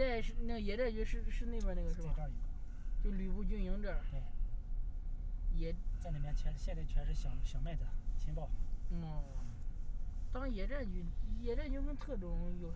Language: Chinese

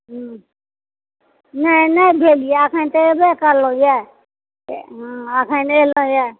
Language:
Maithili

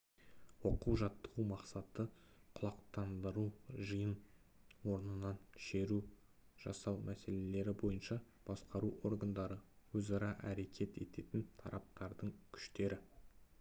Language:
Kazakh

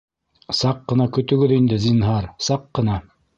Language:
Bashkir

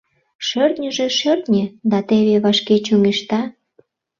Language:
Mari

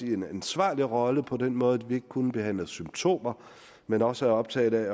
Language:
Danish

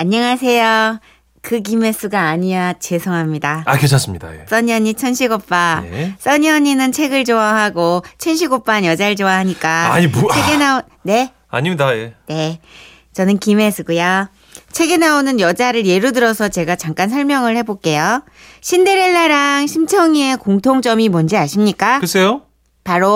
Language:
Korean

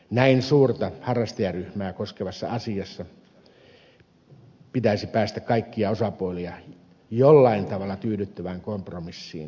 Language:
Finnish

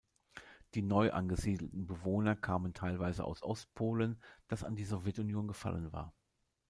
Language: German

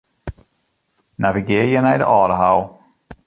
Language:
Western Frisian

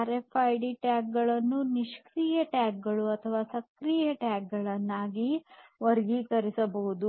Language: Kannada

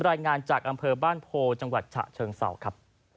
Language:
Thai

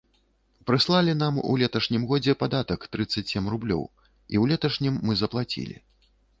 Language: Belarusian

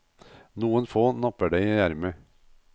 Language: Norwegian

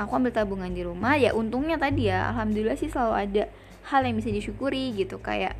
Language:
Indonesian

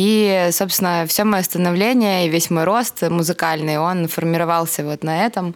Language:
Russian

